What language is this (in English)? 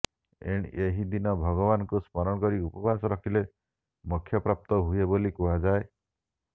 Odia